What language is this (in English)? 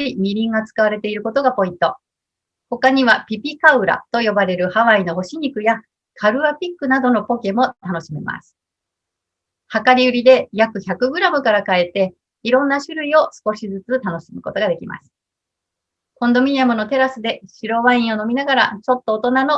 Japanese